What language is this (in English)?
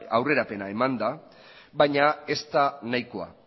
Basque